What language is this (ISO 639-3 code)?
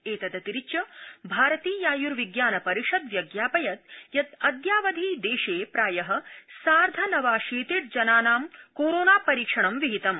san